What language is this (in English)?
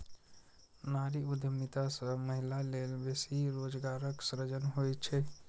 Maithili